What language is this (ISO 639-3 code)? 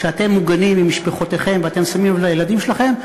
heb